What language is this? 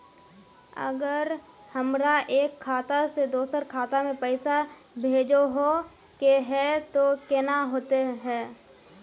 Magahi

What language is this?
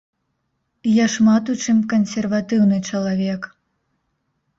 Belarusian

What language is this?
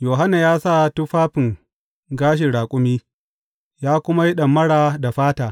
Hausa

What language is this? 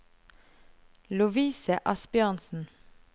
Norwegian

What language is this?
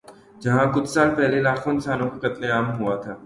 Urdu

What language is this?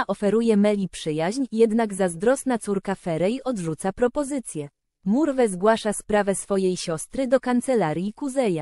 Polish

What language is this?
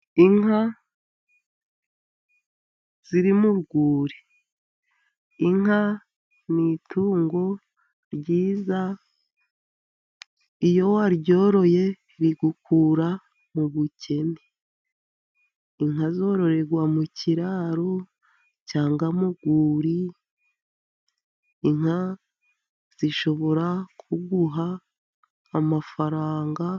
Kinyarwanda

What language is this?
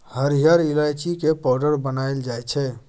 Maithili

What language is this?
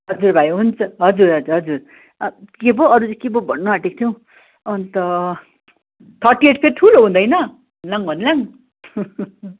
Nepali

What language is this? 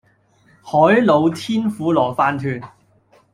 Cantonese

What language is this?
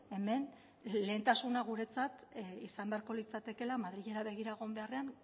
Basque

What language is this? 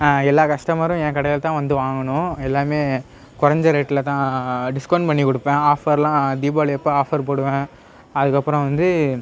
Tamil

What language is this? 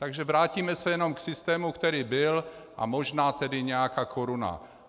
Czech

